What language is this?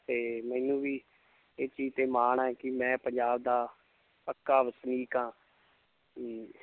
Punjabi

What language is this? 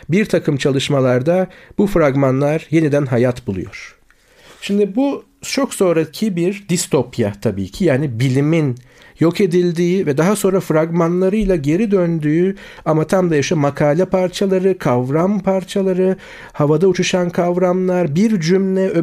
Turkish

